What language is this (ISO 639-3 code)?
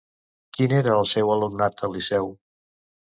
cat